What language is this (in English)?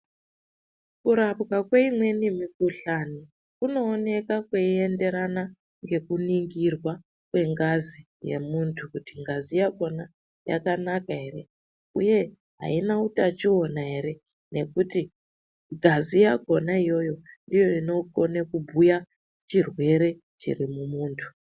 Ndau